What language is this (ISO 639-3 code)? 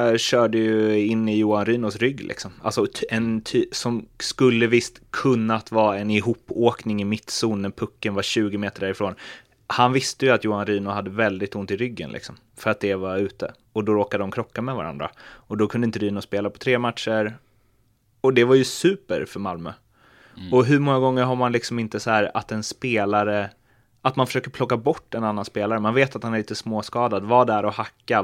swe